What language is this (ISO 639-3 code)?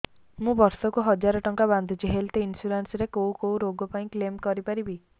ori